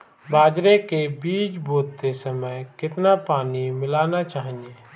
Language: Hindi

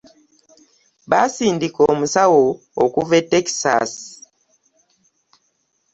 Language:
Ganda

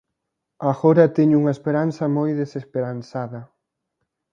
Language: Galician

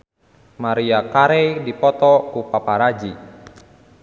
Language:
Sundanese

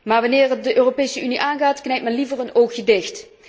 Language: Dutch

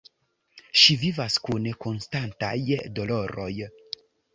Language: Esperanto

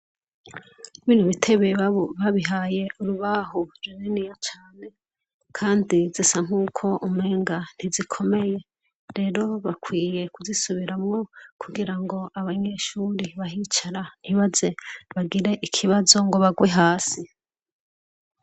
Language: Rundi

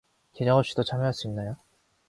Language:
Korean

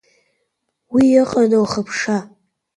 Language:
Abkhazian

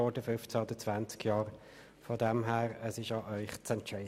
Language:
Swiss German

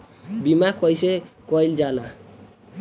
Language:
Bhojpuri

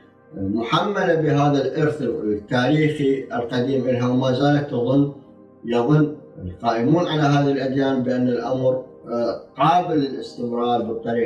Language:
Arabic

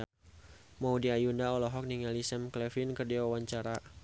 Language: Sundanese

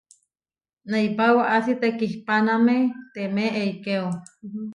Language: Huarijio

